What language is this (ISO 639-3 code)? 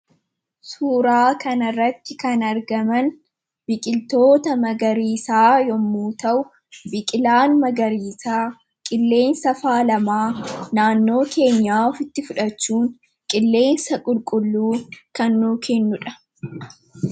orm